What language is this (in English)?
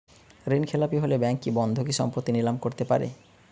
Bangla